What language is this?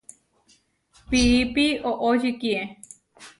Huarijio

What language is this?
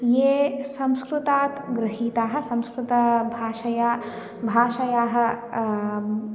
Sanskrit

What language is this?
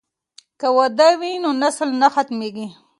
Pashto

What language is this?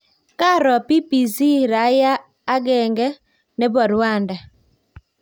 Kalenjin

